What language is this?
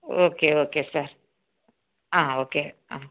Telugu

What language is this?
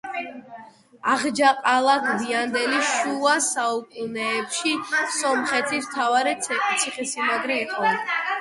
Georgian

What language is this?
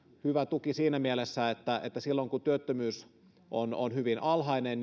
Finnish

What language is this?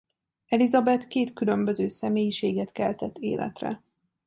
Hungarian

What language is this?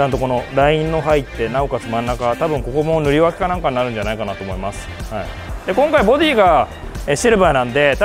Japanese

